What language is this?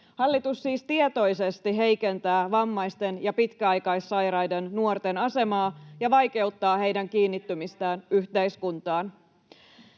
Finnish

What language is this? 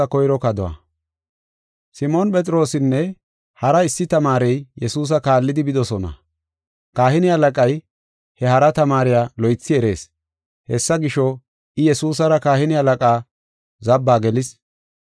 Gofa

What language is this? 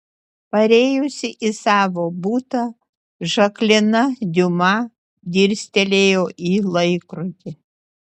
Lithuanian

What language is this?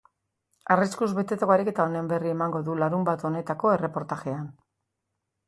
Basque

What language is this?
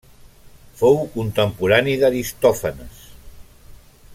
Catalan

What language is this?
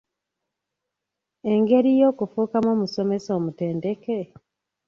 Ganda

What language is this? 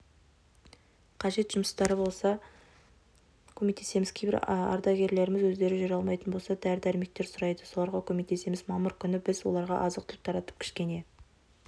Kazakh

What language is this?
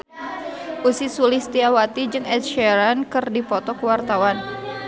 Sundanese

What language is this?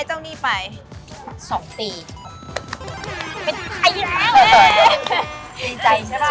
Thai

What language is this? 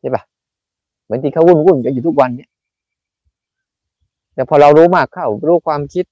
Thai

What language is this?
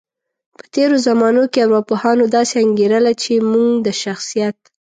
Pashto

